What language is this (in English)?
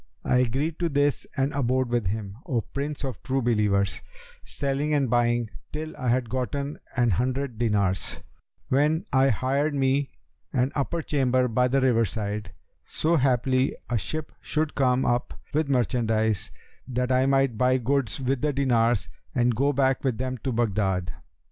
English